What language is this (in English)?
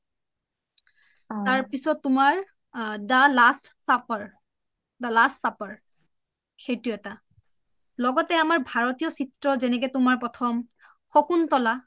Assamese